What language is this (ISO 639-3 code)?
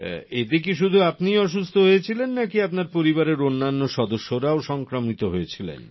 ben